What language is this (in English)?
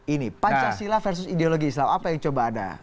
Indonesian